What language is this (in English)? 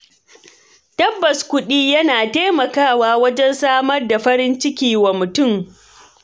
Hausa